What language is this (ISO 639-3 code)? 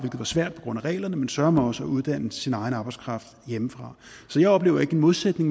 dan